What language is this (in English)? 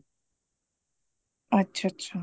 Punjabi